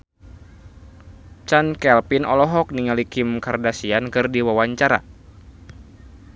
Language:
Sundanese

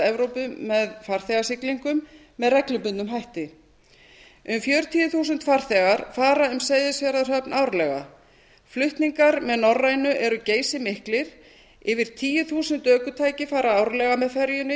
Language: Icelandic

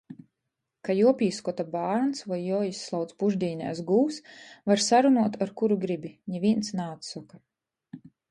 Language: Latgalian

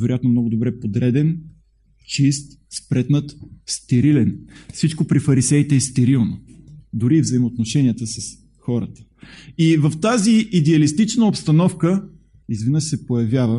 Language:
Bulgarian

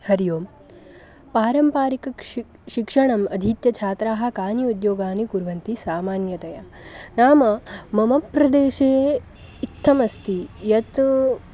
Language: Sanskrit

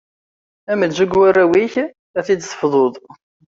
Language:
Kabyle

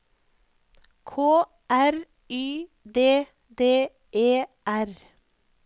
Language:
Norwegian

